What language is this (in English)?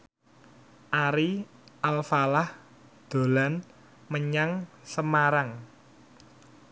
Javanese